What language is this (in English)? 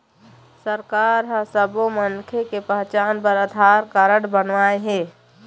Chhattisgarhi